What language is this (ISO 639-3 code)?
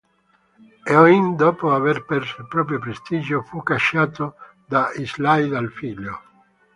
ita